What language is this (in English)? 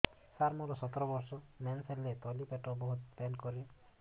Odia